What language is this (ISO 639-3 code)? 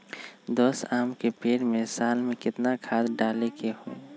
mag